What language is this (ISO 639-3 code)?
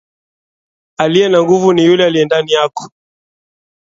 swa